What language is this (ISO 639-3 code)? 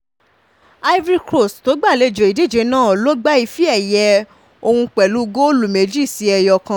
yor